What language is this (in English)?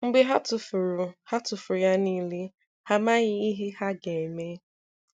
Igbo